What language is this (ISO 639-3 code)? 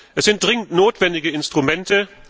deu